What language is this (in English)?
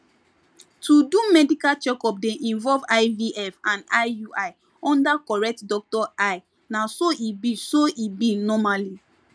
Nigerian Pidgin